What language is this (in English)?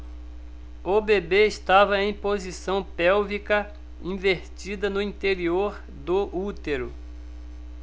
Portuguese